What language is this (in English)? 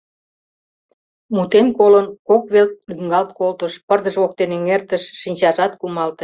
Mari